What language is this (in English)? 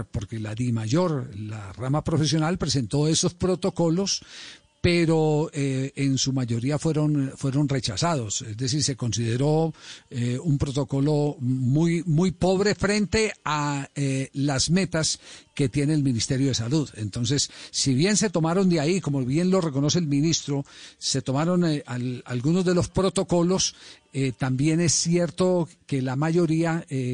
Spanish